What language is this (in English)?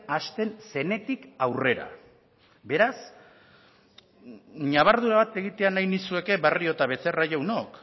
Basque